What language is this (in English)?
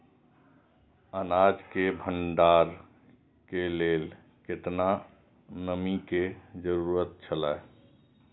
Maithili